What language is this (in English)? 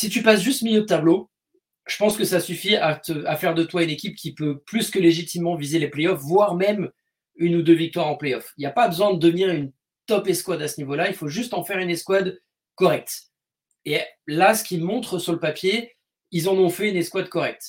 French